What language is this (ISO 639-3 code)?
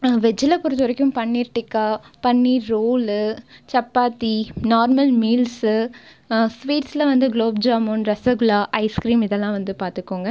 tam